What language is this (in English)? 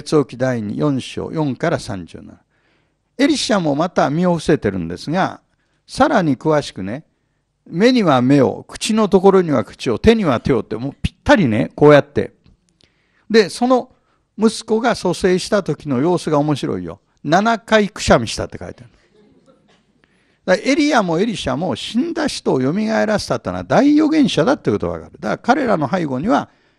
Japanese